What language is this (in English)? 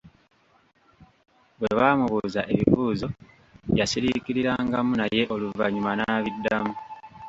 Ganda